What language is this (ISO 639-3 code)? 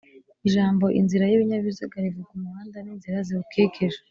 kin